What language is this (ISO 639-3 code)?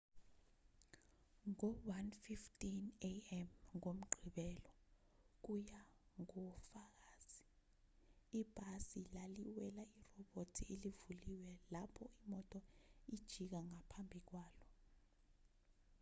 zul